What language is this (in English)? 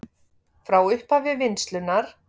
Icelandic